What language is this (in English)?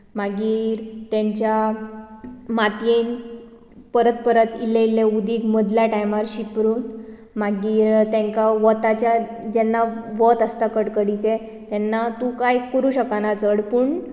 Konkani